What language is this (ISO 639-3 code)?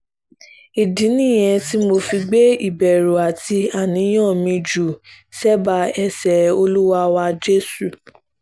yor